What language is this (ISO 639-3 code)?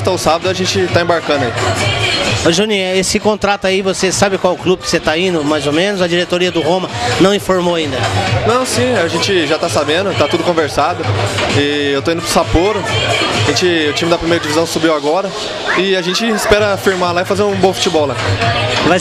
por